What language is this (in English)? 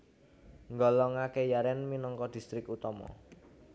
Javanese